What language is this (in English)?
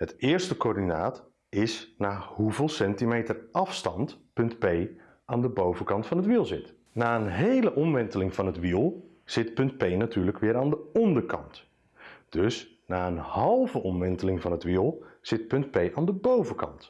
Dutch